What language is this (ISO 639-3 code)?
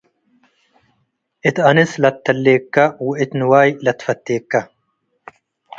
tig